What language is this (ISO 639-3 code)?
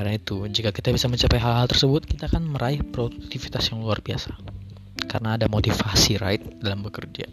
ind